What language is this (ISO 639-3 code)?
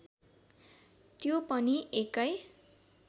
nep